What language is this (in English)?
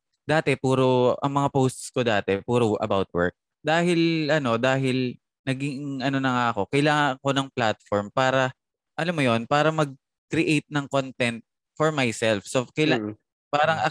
Filipino